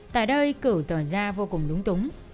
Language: Vietnamese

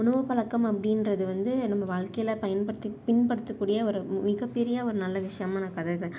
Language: Tamil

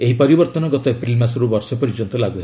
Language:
Odia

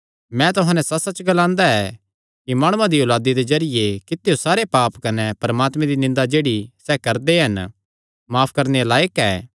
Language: Kangri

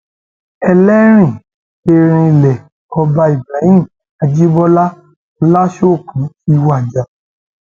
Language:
Yoruba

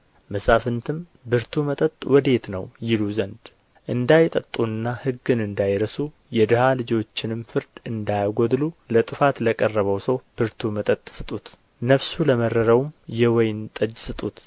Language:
Amharic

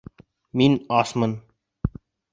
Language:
Bashkir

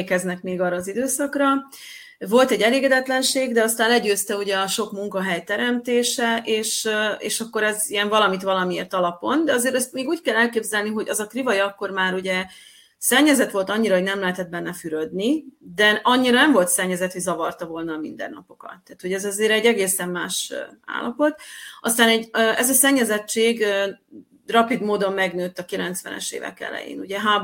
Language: Hungarian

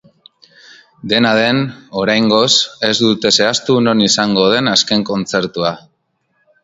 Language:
Basque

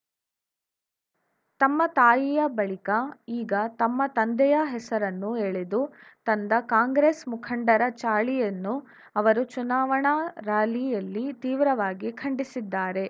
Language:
Kannada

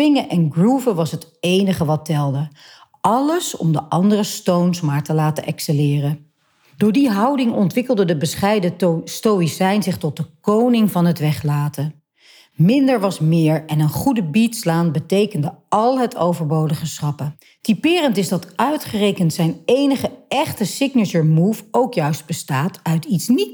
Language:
Dutch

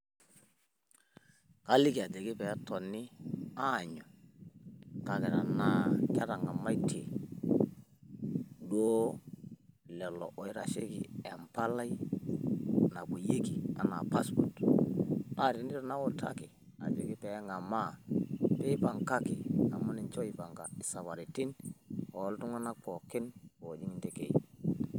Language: Masai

